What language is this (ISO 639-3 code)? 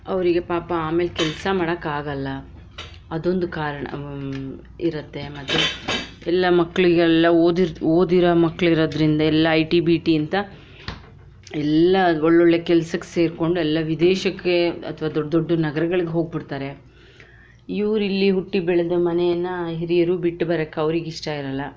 kan